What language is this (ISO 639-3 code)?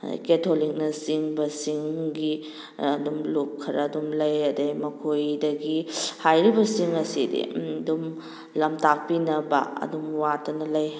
mni